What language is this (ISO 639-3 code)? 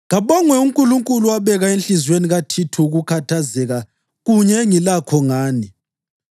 nde